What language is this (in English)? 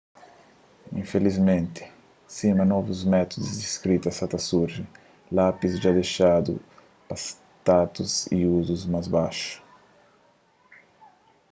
Kabuverdianu